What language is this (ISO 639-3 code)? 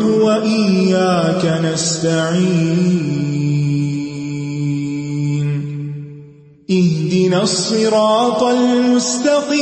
urd